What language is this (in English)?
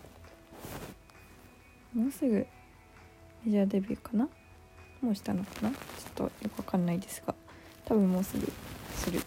Japanese